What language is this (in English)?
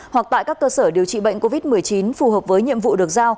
Vietnamese